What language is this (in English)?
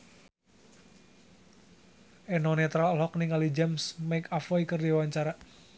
Sundanese